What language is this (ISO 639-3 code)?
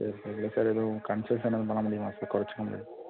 tam